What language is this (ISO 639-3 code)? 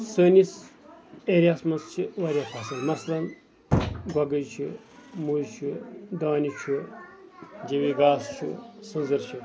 kas